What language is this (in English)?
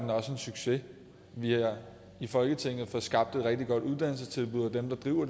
Danish